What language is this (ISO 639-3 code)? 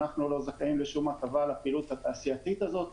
heb